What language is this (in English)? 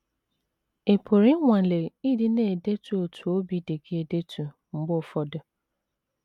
Igbo